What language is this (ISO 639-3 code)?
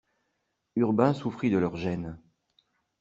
fra